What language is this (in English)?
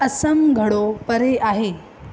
Sindhi